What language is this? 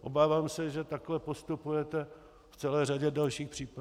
Czech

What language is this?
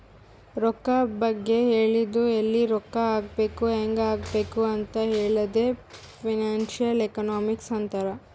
Kannada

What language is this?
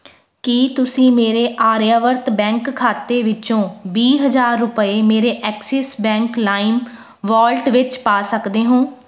Punjabi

